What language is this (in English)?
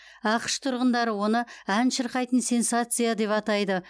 Kazakh